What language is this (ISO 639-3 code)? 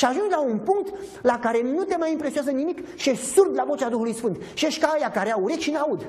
ron